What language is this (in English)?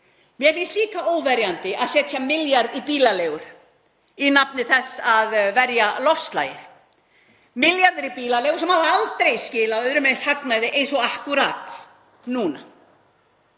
Icelandic